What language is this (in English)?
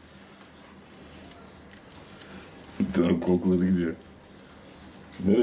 Turkish